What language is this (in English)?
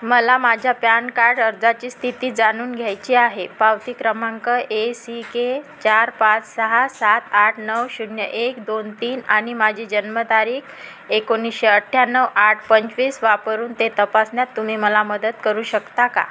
Marathi